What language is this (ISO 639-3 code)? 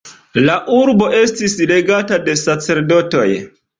epo